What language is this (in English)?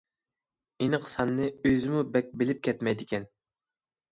Uyghur